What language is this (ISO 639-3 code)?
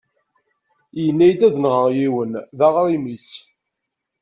kab